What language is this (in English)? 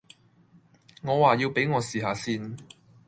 Cantonese